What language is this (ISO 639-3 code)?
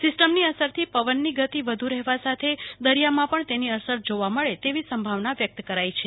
guj